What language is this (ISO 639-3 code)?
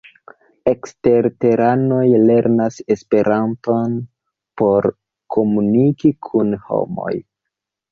epo